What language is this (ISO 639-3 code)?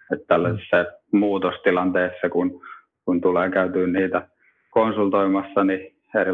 fin